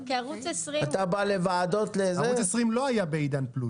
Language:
Hebrew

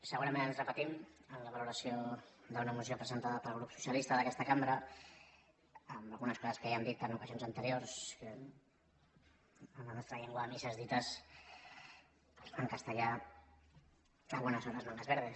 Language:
Catalan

